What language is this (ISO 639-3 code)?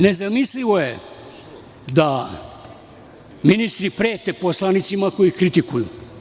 srp